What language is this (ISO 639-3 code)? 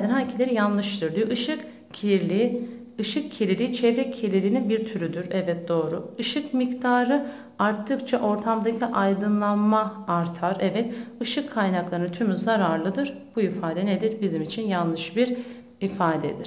tur